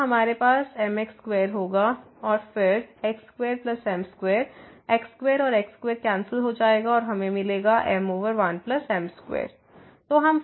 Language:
Hindi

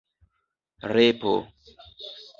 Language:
Esperanto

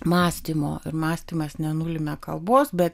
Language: Lithuanian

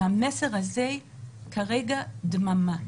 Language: Hebrew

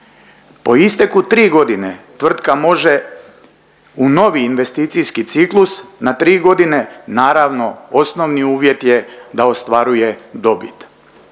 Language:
Croatian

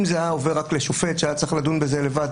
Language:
Hebrew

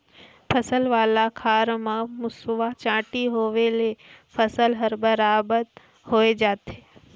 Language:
Chhattisgarhi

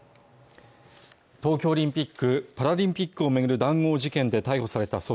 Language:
Japanese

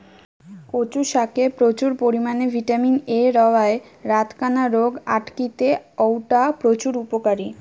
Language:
Bangla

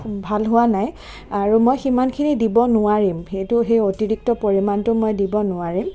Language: Assamese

